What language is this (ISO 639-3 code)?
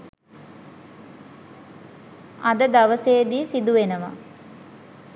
sin